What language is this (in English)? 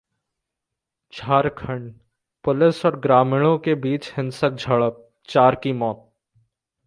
Hindi